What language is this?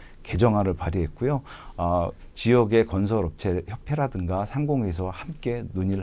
Korean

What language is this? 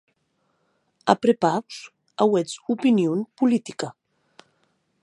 Occitan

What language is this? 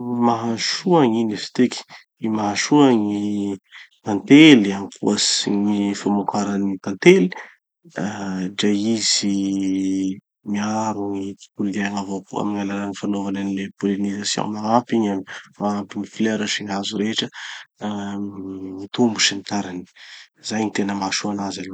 Tanosy Malagasy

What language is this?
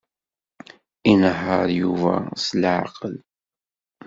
Kabyle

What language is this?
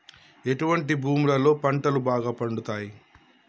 Telugu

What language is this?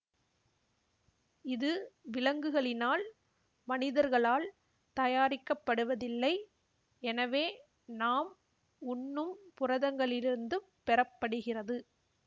Tamil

